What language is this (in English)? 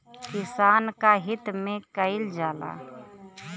Bhojpuri